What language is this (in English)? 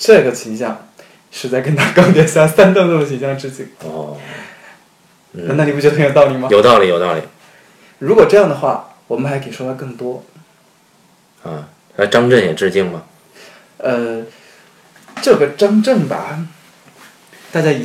Chinese